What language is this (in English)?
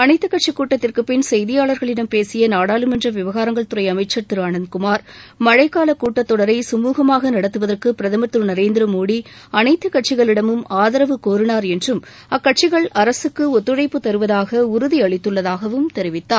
Tamil